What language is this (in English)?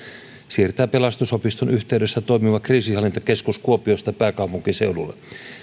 Finnish